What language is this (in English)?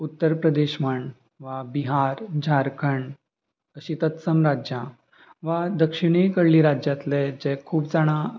Konkani